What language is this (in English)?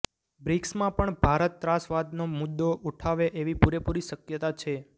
Gujarati